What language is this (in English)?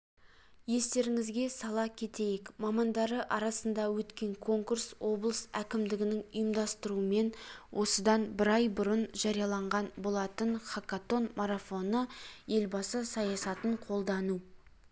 Kazakh